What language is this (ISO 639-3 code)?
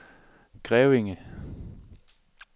dan